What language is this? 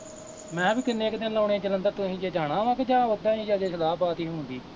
Punjabi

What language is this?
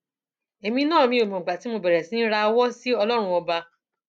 Yoruba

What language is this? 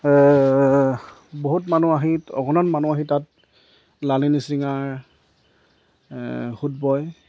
Assamese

